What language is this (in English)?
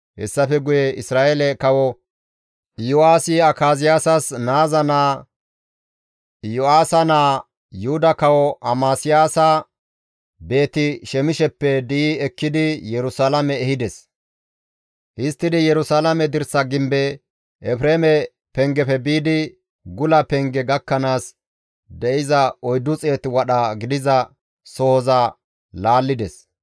Gamo